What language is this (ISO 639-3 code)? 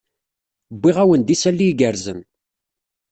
kab